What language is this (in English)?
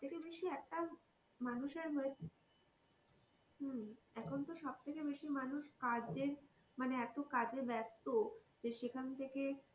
Bangla